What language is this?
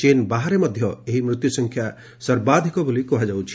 Odia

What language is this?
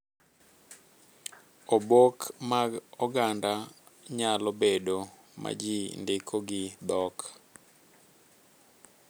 Luo (Kenya and Tanzania)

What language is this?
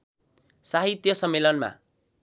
Nepali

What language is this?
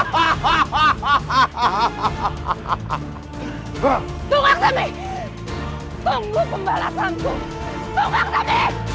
Indonesian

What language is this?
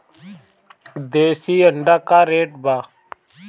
Bhojpuri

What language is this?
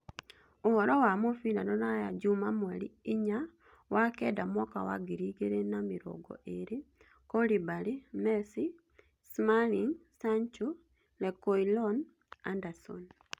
Kikuyu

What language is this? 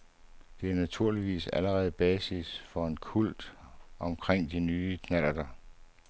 Danish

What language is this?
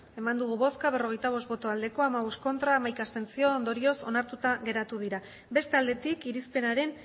Basque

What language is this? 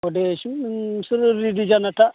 Bodo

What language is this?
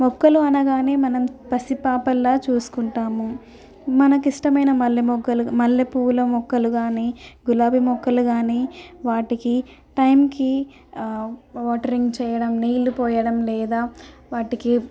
Telugu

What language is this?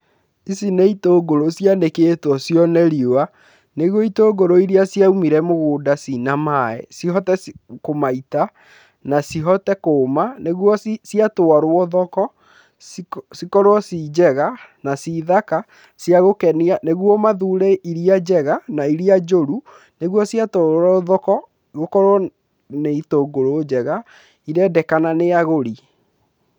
Kikuyu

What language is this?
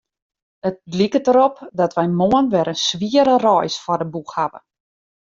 Western Frisian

